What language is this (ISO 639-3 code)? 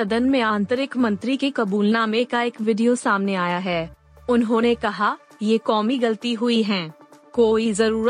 hin